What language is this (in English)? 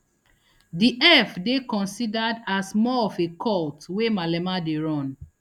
Nigerian Pidgin